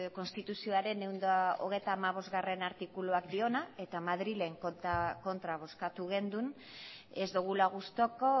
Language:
Basque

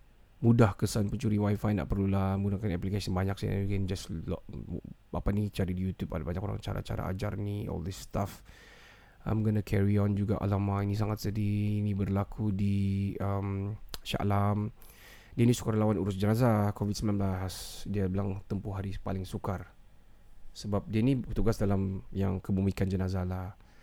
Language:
Malay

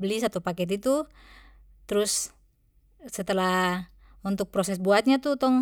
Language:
Papuan Malay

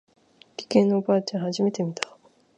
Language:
Japanese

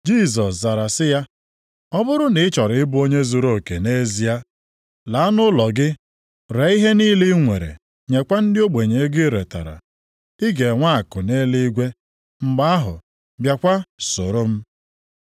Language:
Igbo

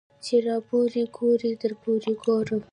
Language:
Pashto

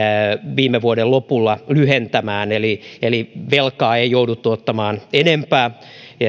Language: Finnish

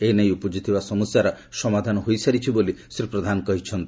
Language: Odia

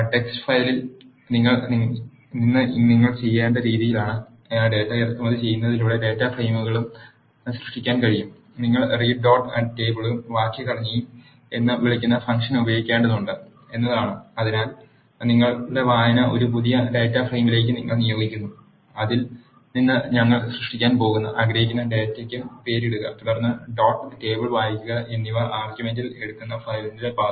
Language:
Malayalam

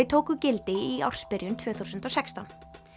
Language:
Icelandic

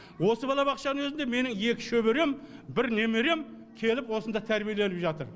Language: Kazakh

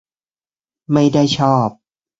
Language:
Thai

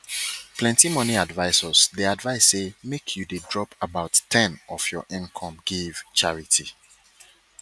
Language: Nigerian Pidgin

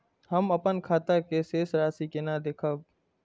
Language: Maithili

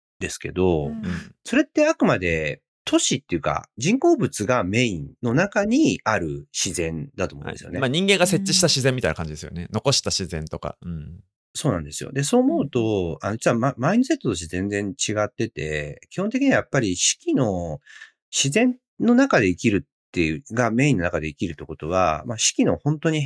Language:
Japanese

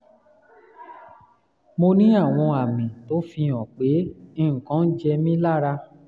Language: Yoruba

